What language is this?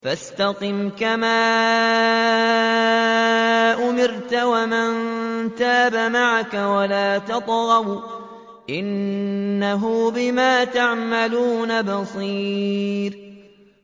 Arabic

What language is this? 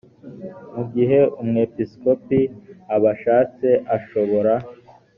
Kinyarwanda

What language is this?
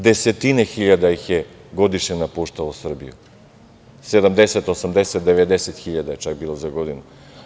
Serbian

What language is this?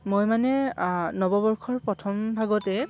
Assamese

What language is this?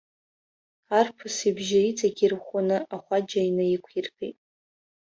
Abkhazian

